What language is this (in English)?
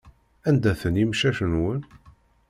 Kabyle